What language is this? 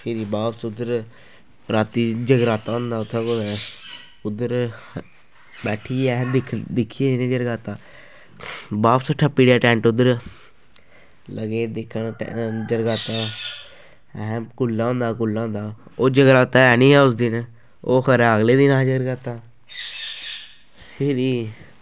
Dogri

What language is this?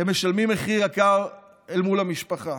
Hebrew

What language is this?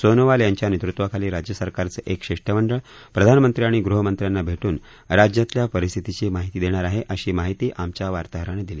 Marathi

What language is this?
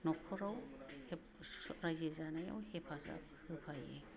Bodo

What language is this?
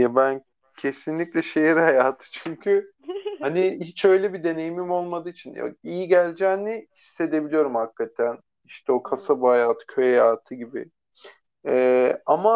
Turkish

